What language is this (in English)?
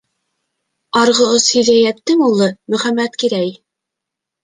Bashkir